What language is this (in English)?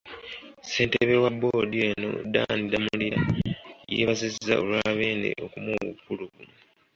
Ganda